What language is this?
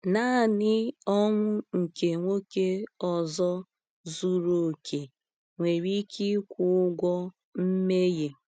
Igbo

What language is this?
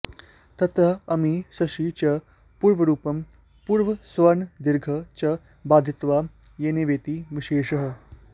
Sanskrit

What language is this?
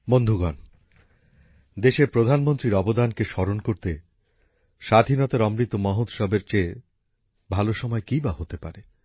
Bangla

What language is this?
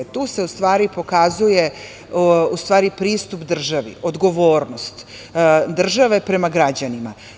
Serbian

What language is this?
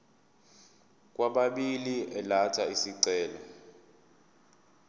Zulu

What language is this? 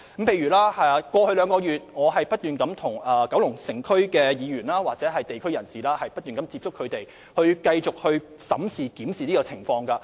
Cantonese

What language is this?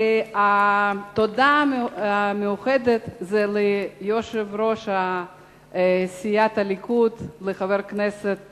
Hebrew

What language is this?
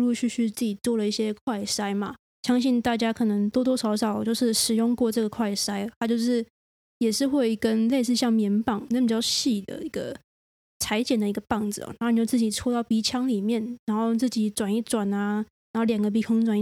Chinese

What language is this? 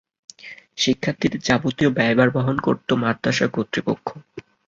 Bangla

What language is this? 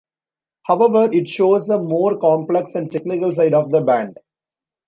English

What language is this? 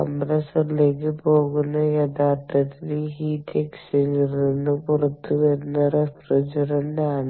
Malayalam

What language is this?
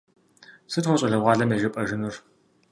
Kabardian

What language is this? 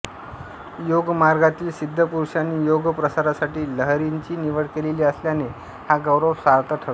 Marathi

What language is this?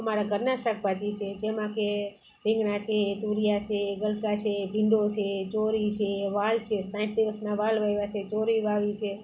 Gujarati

